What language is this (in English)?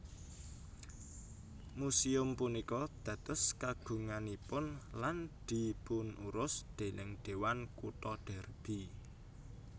Javanese